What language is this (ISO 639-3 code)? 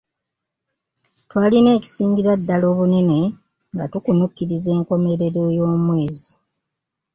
lug